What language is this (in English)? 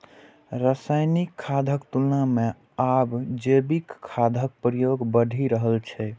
Maithili